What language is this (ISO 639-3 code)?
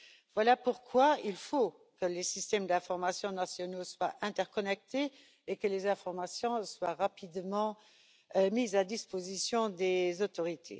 fra